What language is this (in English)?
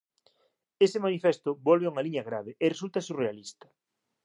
Galician